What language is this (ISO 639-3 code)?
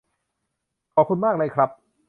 tha